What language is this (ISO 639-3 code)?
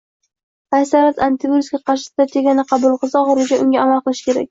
uzb